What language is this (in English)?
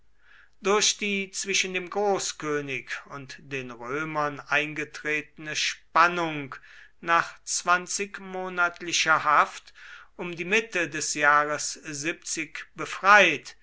German